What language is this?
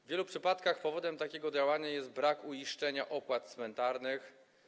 Polish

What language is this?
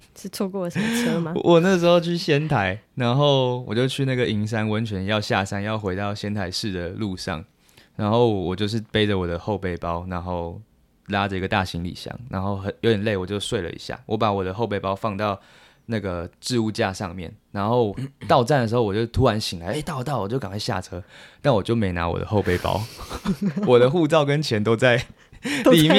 Chinese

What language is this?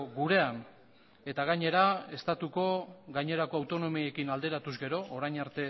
Basque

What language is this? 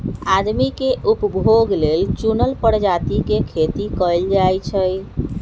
Magahi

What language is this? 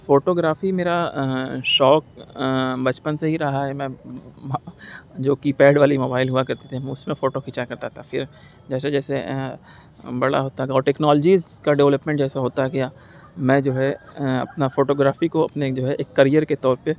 Urdu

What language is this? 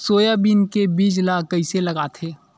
Chhattisgarhi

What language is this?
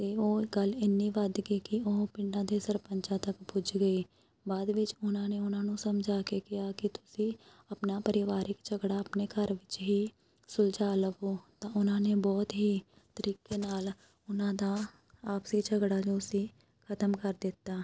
Punjabi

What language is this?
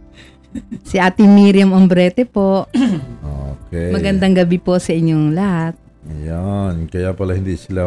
Filipino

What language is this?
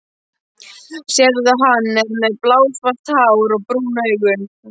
Icelandic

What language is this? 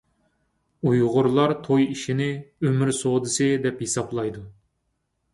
Uyghur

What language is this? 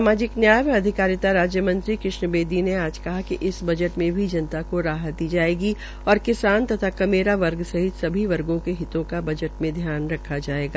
Hindi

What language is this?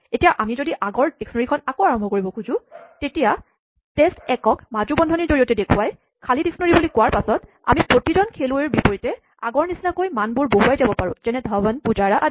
Assamese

